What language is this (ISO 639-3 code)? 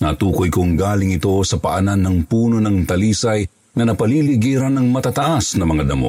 fil